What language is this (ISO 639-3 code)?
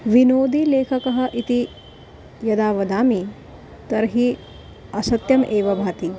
san